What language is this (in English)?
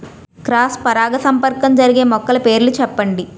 Telugu